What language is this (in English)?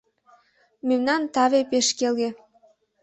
Mari